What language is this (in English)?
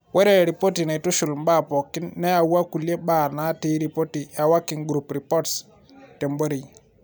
Masai